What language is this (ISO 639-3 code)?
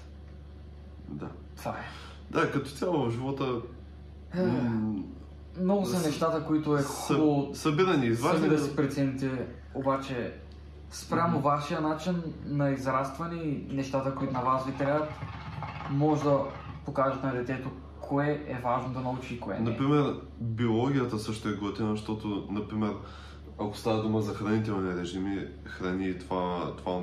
bul